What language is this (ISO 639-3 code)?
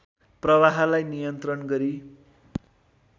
nep